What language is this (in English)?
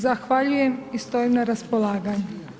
Croatian